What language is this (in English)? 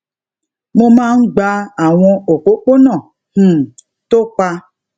Yoruba